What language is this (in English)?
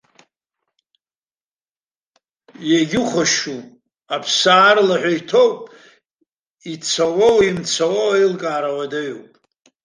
Abkhazian